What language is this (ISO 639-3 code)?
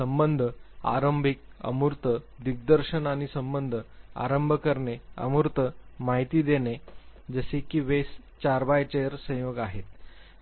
mar